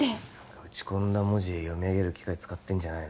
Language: Japanese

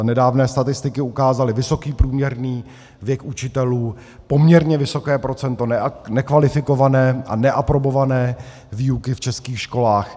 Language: Czech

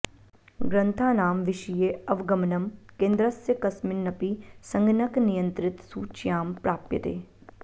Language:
Sanskrit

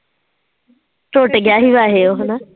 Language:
Punjabi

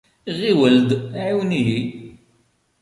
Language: Kabyle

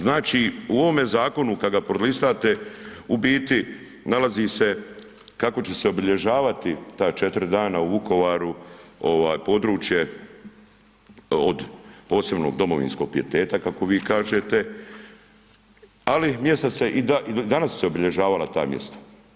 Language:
Croatian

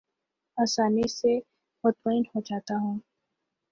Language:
Urdu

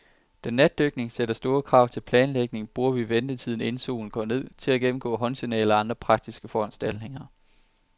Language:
Danish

